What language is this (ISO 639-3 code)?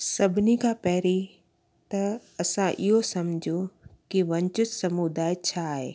snd